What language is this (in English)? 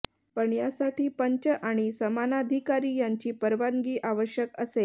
Marathi